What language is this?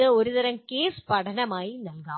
Malayalam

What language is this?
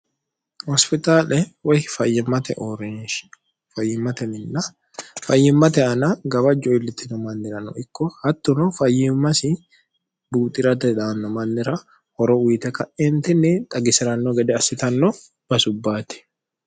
Sidamo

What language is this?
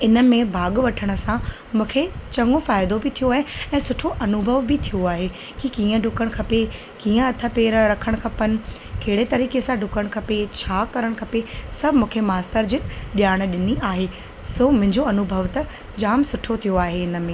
Sindhi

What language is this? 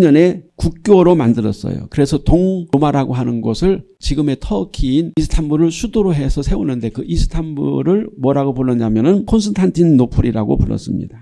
Korean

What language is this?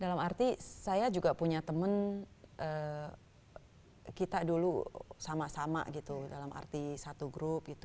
Indonesian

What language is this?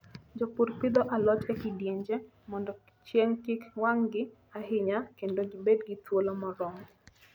Luo (Kenya and Tanzania)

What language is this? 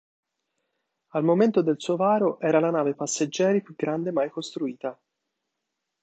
Italian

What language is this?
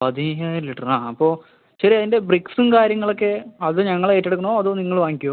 Malayalam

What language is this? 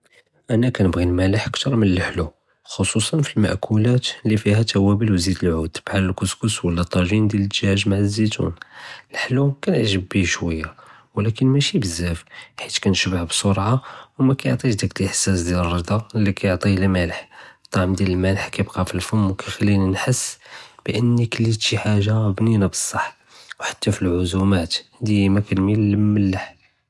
Judeo-Arabic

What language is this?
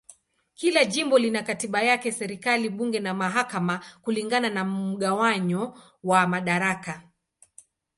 Swahili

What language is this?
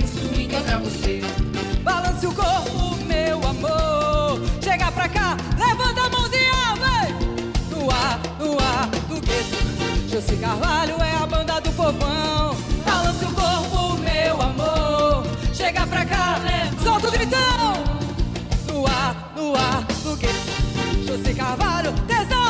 Portuguese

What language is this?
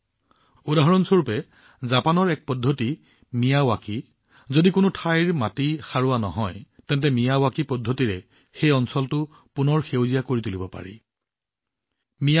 Assamese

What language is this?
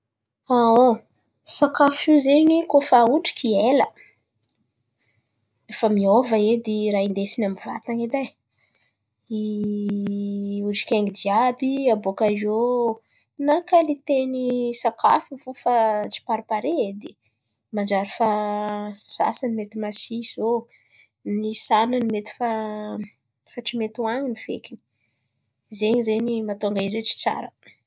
Antankarana Malagasy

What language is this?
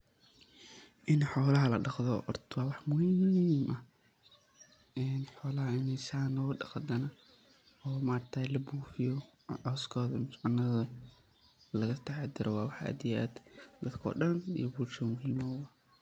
Somali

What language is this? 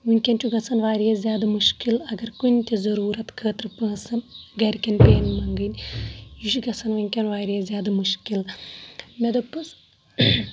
Kashmiri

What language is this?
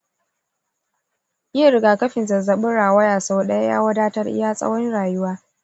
Hausa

